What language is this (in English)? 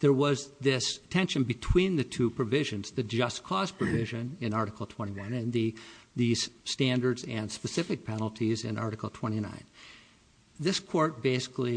English